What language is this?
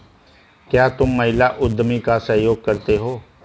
Hindi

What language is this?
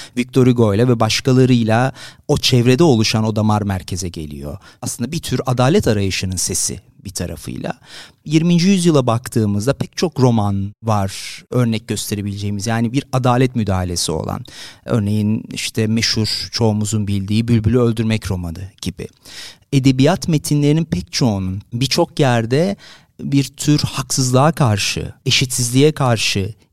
Turkish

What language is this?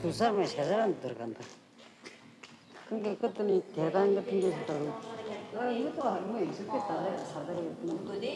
Korean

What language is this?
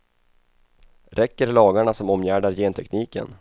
Swedish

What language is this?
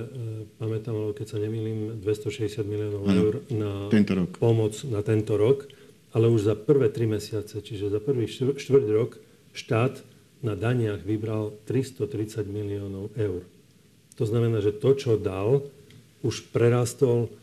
Slovak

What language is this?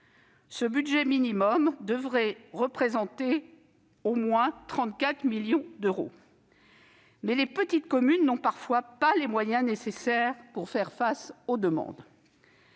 French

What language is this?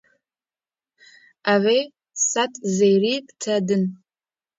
Kurdish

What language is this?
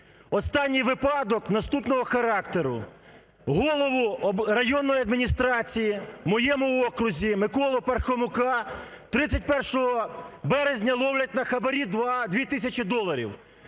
Ukrainian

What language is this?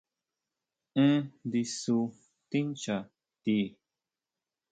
Huautla Mazatec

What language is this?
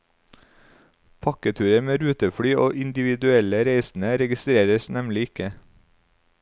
Norwegian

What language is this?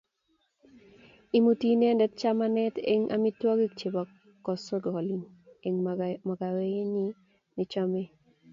Kalenjin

